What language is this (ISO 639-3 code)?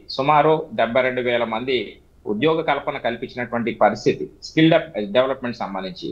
eng